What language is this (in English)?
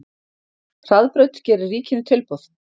Icelandic